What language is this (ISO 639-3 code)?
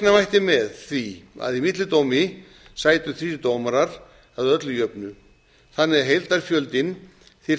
isl